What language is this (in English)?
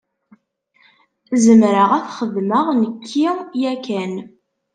Kabyle